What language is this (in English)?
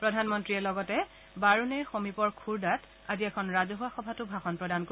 Assamese